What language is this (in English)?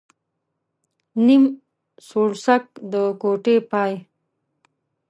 Pashto